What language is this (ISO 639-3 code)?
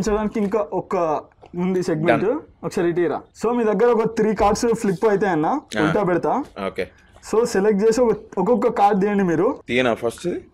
tel